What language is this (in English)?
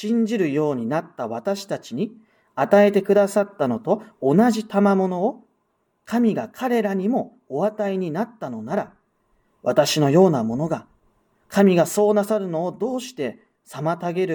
Japanese